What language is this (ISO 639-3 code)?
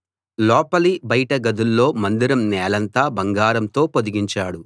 tel